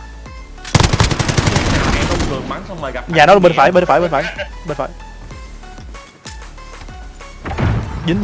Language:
Vietnamese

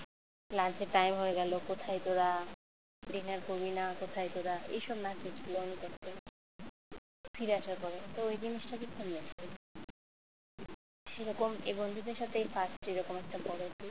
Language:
Bangla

